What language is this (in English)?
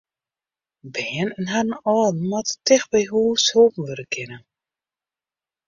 Western Frisian